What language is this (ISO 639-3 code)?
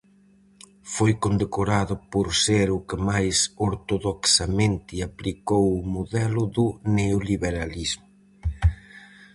glg